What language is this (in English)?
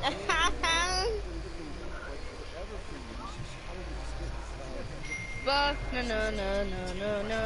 English